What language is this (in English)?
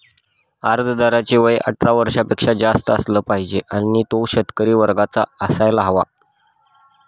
Marathi